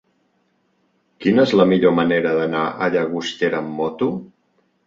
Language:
Catalan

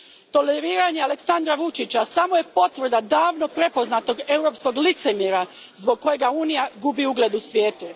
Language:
Croatian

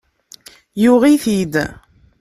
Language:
Kabyle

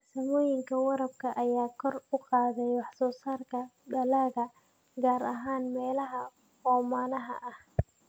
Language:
Somali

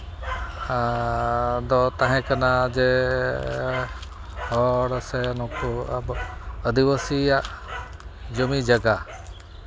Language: Santali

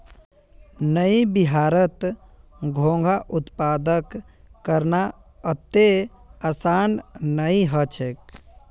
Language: Magahi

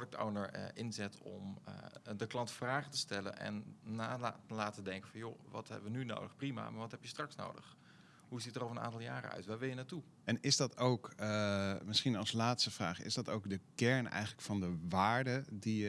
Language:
Dutch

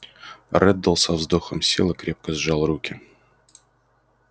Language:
Russian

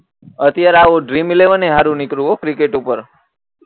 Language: Gujarati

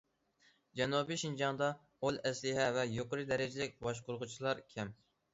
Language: Uyghur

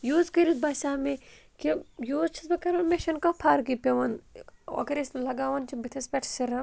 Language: Kashmiri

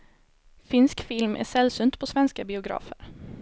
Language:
Swedish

